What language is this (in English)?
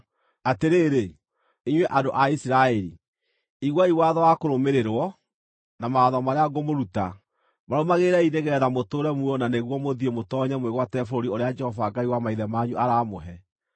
Kikuyu